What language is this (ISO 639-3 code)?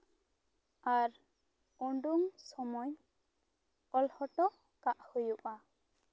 sat